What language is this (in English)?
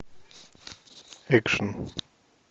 Russian